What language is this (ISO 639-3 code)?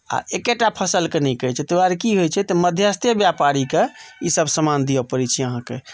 mai